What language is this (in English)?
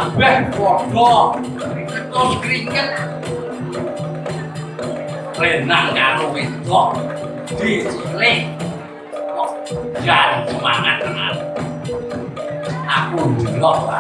Indonesian